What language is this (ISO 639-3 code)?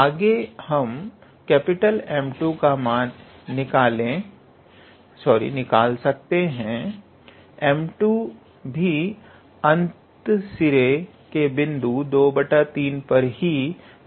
hin